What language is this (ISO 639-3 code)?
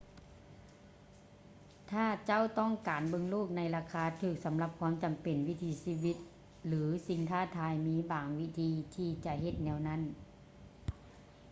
lao